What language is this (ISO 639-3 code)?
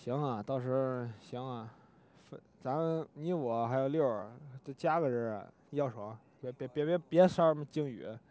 zho